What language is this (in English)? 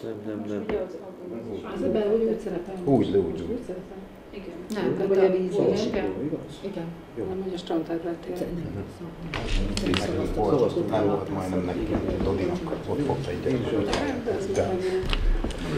Hungarian